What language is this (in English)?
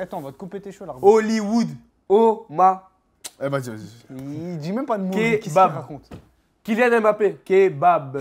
French